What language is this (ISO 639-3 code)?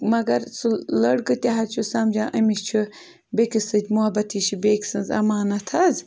kas